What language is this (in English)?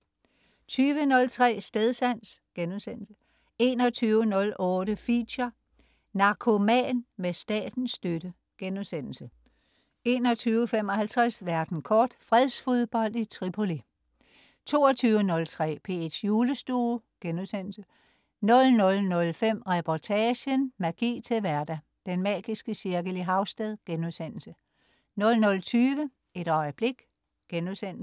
Danish